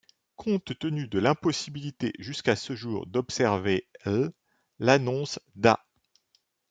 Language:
French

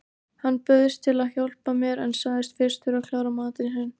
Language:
Icelandic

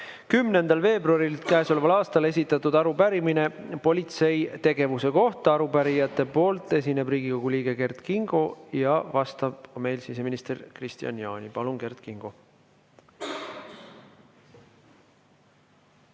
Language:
Estonian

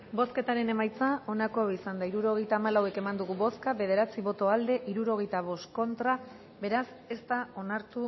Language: Basque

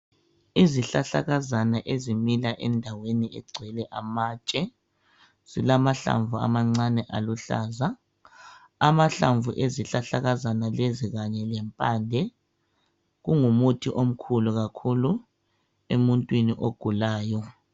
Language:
North Ndebele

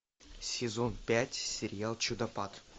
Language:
Russian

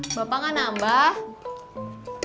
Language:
Indonesian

